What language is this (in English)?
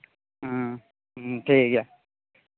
Santali